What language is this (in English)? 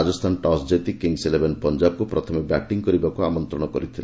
Odia